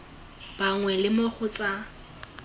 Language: Tswana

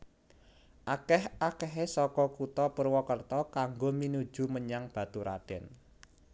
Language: Javanese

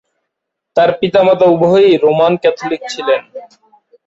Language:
Bangla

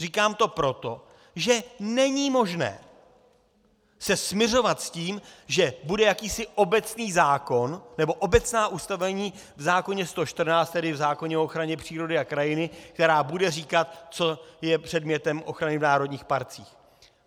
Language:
Czech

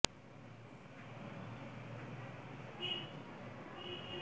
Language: Bangla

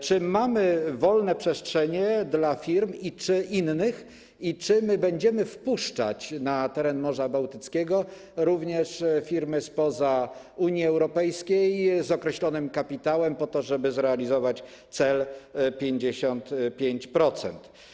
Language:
Polish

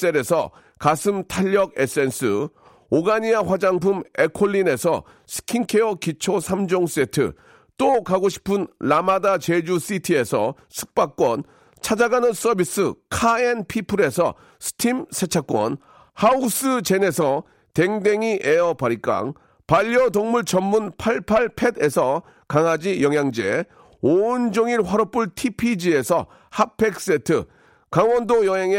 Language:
Korean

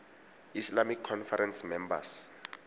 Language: Tswana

